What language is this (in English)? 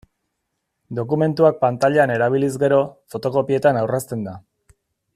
Basque